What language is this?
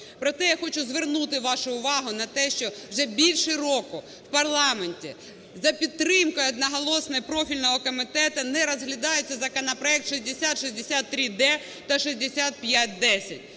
Ukrainian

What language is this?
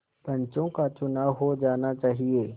Hindi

